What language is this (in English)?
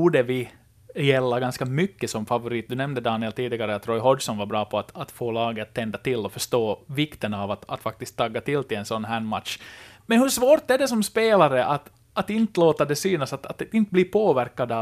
Swedish